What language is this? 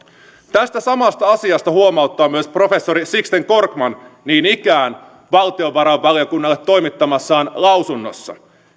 Finnish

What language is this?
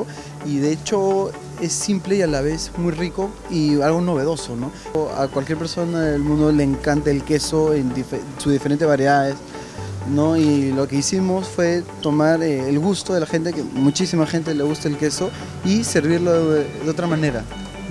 Spanish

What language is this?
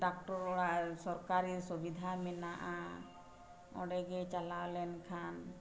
Santali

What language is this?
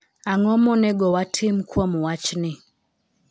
Luo (Kenya and Tanzania)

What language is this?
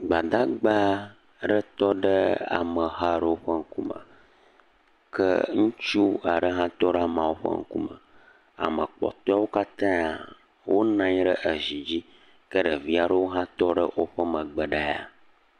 Ewe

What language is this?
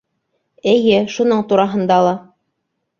Bashkir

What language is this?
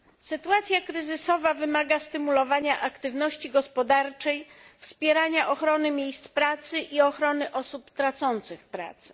Polish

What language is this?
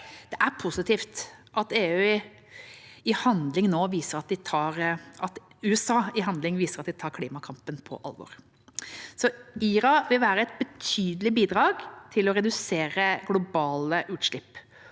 Norwegian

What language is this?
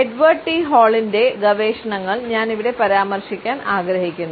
Malayalam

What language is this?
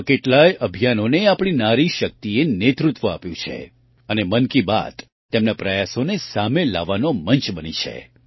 Gujarati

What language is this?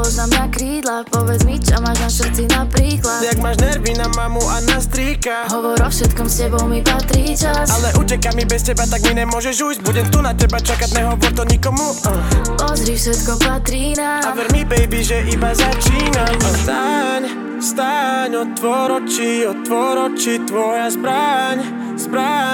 Slovak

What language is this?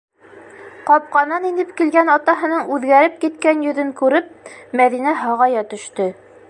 Bashkir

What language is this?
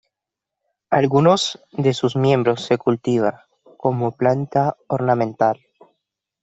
Spanish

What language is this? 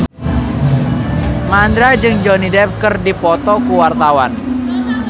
Sundanese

